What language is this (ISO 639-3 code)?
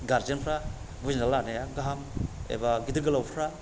brx